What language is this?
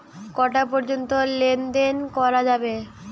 Bangla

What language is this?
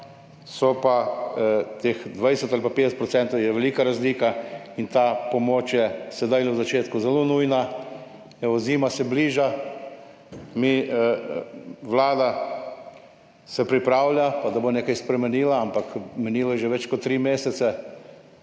Slovenian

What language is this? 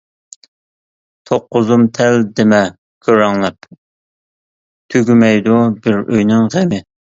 Uyghur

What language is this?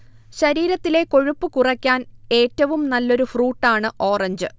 Malayalam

